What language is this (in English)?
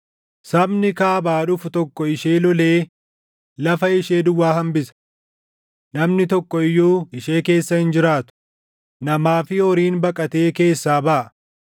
Oromo